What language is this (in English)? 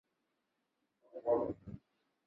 Chinese